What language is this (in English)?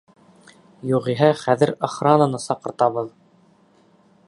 Bashkir